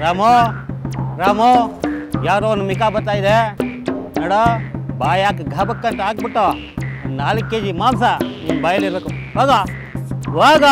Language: Thai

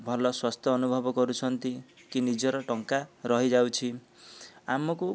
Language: Odia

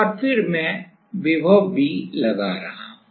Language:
Hindi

